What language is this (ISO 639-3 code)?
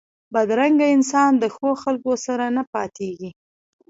pus